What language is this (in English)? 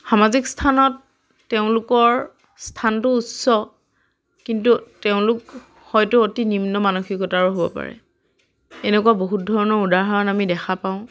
Assamese